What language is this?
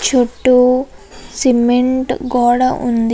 Telugu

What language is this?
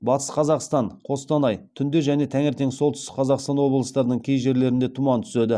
Kazakh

